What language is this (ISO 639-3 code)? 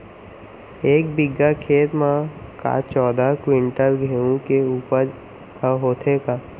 hne